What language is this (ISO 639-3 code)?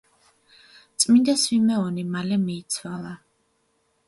kat